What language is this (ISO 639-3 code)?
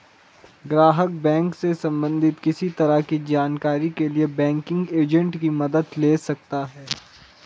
hin